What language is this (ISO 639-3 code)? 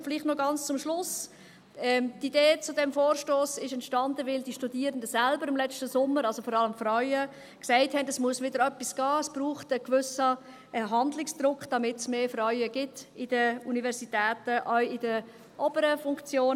gsw